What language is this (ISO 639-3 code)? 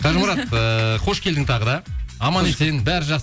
kaz